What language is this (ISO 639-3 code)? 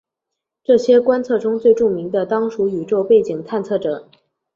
zho